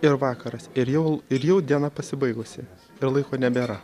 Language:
Lithuanian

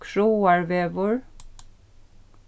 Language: Faroese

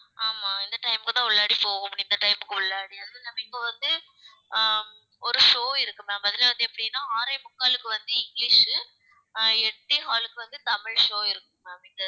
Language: Tamil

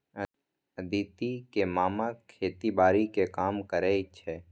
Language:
Maithili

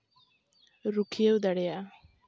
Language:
Santali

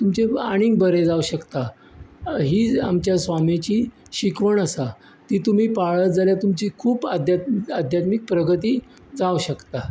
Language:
Konkani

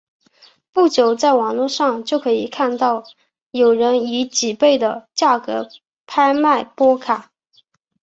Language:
Chinese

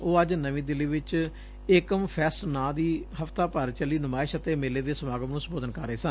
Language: Punjabi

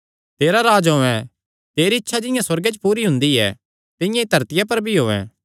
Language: Kangri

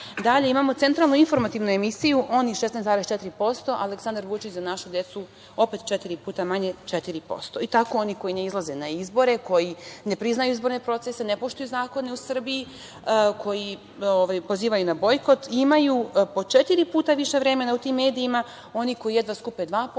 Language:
Serbian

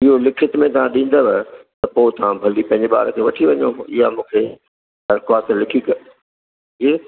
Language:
Sindhi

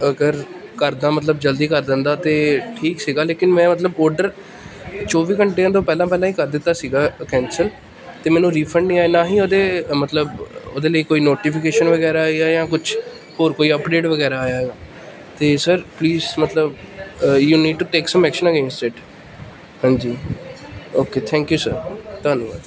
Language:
Punjabi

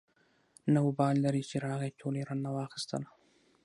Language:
Pashto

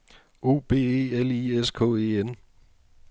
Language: Danish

